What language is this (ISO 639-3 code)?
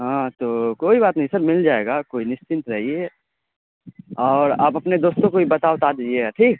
urd